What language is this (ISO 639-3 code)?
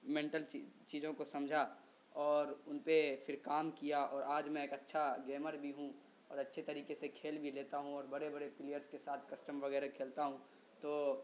urd